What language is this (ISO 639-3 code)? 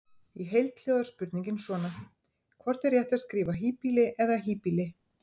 isl